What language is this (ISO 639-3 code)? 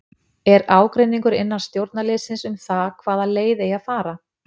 isl